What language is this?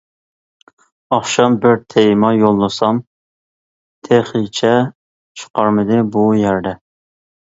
Uyghur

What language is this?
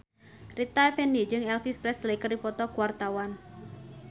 Sundanese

